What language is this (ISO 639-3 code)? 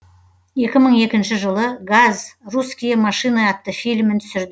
kaz